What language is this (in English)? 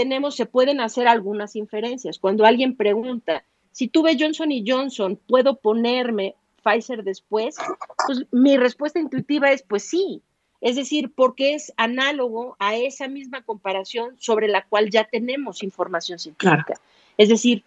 Spanish